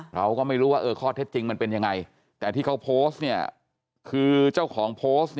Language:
Thai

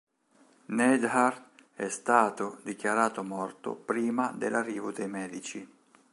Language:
Italian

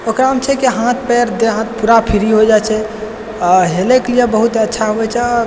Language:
Maithili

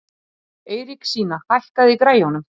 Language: Icelandic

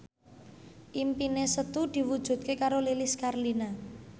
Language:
Javanese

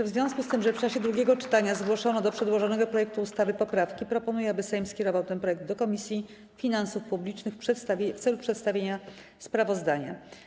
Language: Polish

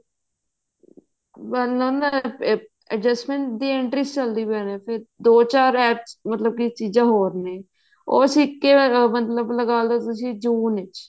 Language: Punjabi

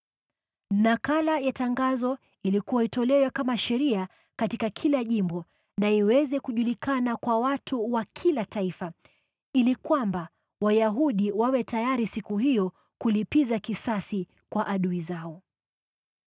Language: Swahili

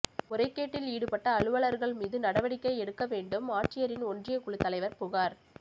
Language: Tamil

